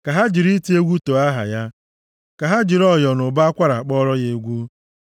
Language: Igbo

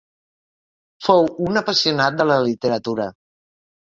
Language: Catalan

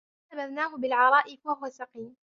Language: Arabic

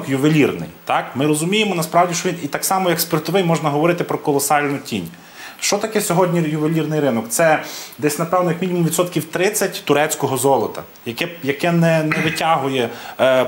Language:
Ukrainian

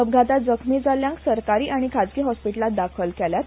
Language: Konkani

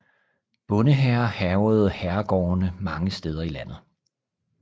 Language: Danish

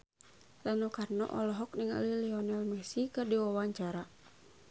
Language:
Sundanese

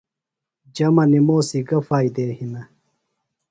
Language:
Phalura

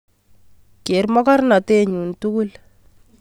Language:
Kalenjin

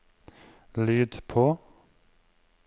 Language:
Norwegian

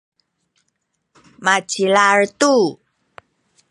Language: Sakizaya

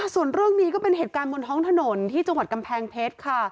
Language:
Thai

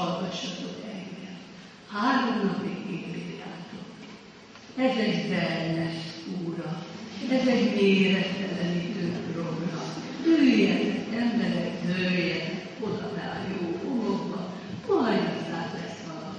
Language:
Hungarian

